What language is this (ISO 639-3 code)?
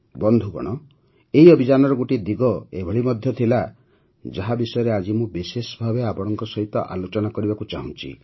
ori